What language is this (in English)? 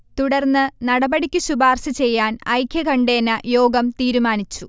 Malayalam